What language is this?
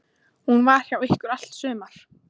Icelandic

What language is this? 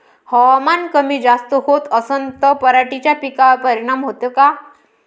Marathi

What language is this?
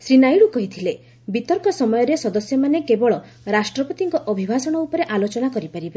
Odia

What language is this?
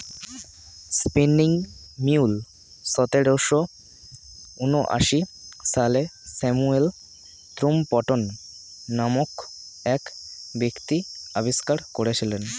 Bangla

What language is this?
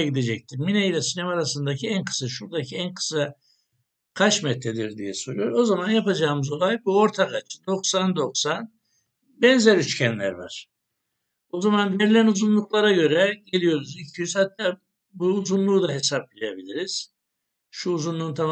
Turkish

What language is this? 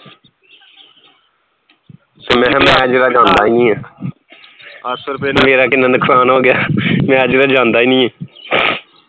Punjabi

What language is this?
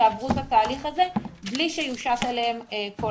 Hebrew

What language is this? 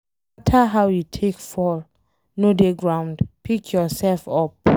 Nigerian Pidgin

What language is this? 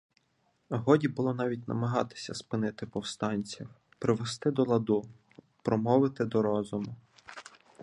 Ukrainian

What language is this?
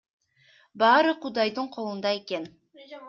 Kyrgyz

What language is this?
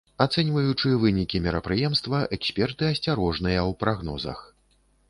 Belarusian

